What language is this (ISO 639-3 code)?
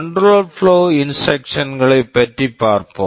tam